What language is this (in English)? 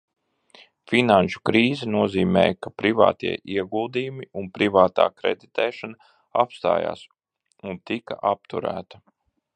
Latvian